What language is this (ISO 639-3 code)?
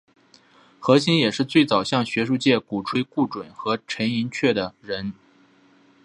zho